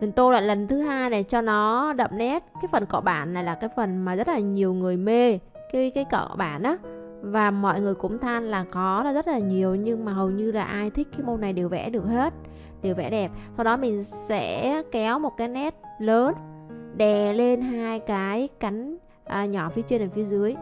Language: Vietnamese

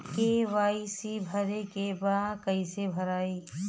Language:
Bhojpuri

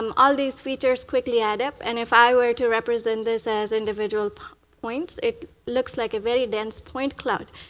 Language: English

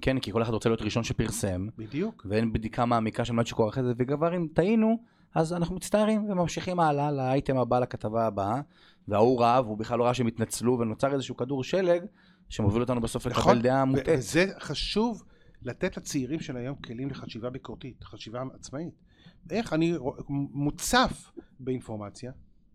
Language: Hebrew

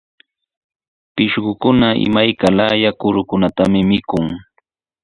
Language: Sihuas Ancash Quechua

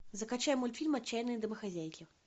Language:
Russian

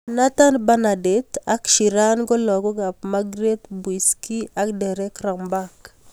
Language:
Kalenjin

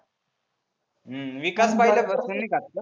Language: Marathi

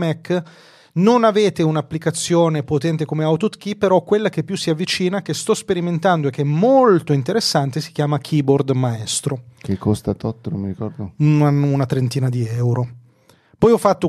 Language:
Italian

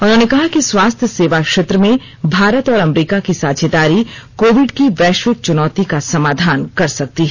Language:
Hindi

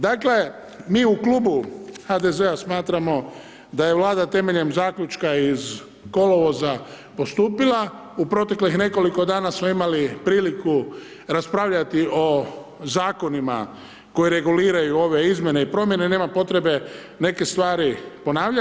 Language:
Croatian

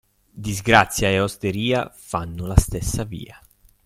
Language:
Italian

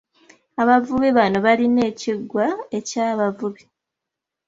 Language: Ganda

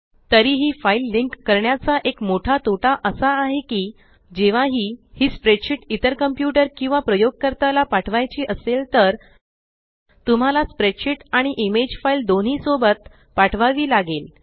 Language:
Marathi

